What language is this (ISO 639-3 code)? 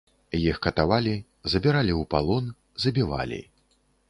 bel